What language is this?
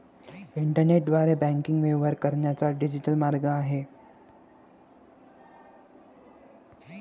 Marathi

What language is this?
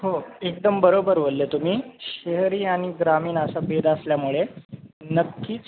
Marathi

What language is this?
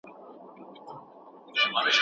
Pashto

